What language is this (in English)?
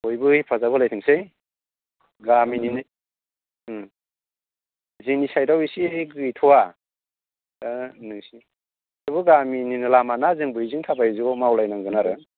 Bodo